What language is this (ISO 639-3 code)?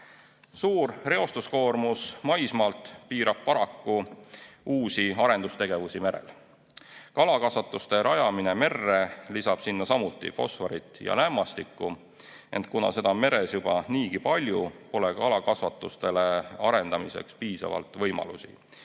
est